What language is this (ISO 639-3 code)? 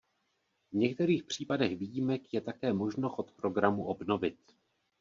ces